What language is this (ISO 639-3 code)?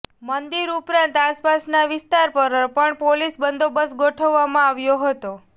guj